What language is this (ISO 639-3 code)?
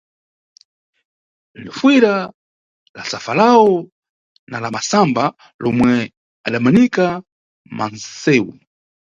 nyu